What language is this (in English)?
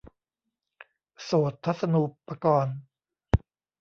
Thai